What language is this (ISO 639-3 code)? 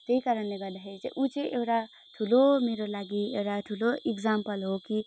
nep